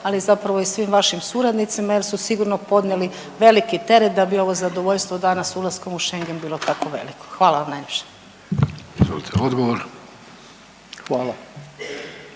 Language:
Croatian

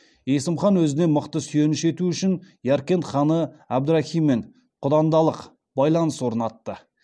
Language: Kazakh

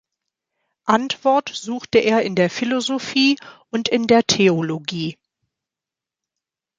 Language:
German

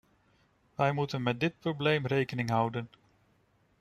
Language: Dutch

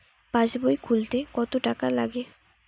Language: Bangla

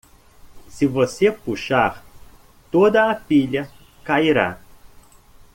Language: Portuguese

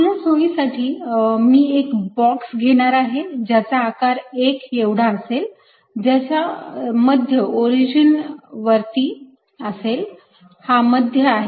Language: Marathi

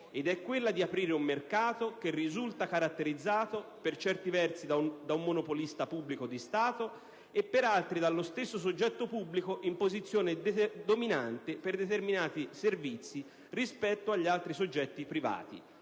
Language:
Italian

